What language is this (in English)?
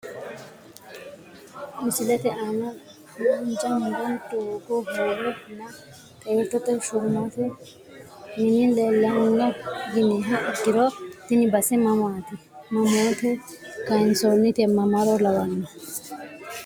Sidamo